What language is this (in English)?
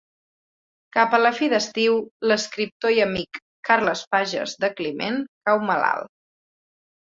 Catalan